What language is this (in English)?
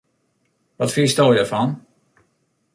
Western Frisian